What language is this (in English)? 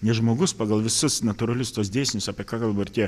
Lithuanian